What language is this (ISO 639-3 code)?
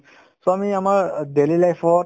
asm